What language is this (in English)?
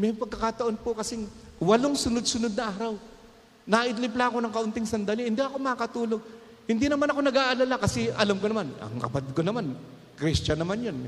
Filipino